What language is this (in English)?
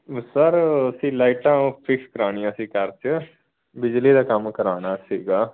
Punjabi